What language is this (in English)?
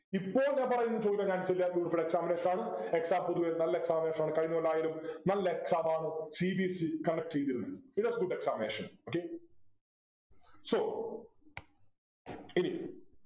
Malayalam